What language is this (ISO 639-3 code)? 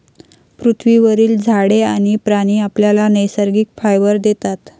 mar